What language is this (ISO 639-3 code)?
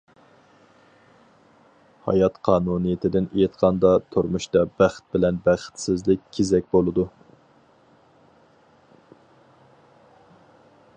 uig